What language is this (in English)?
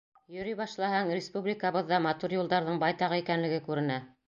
Bashkir